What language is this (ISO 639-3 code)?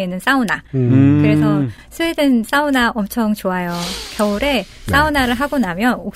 kor